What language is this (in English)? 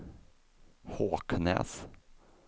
Swedish